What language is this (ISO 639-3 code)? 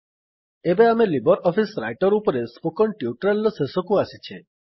ori